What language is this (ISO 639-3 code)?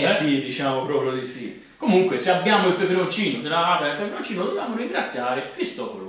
ita